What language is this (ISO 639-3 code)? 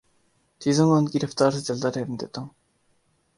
urd